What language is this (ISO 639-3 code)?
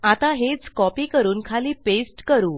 mar